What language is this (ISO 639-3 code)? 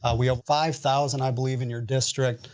eng